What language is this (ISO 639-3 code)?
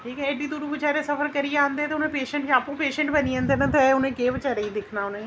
doi